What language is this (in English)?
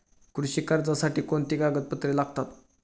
Marathi